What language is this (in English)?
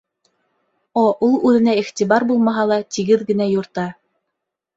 Bashkir